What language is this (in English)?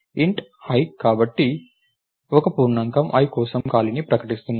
Telugu